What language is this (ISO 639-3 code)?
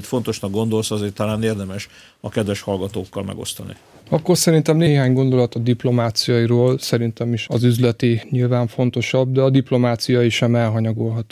hun